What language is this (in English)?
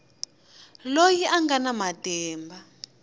Tsonga